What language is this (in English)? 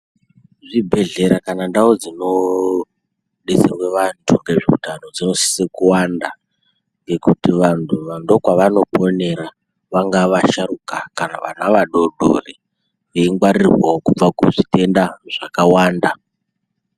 Ndau